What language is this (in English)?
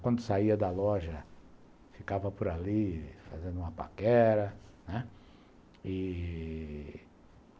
Portuguese